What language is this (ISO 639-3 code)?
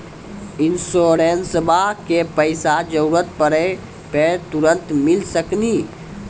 mai